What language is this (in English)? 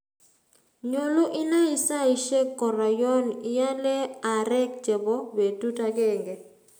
Kalenjin